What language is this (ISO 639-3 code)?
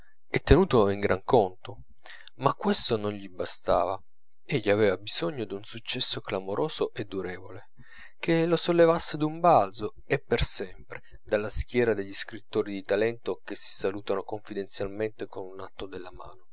ita